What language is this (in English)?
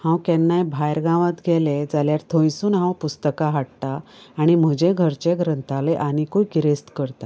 Konkani